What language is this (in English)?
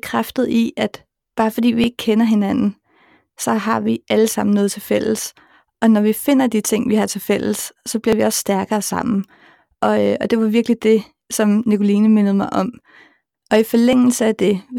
Danish